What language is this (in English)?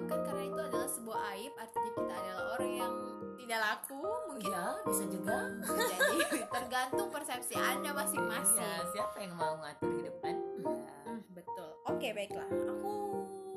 Indonesian